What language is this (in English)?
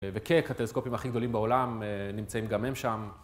Hebrew